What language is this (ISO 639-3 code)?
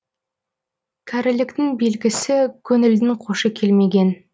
kaz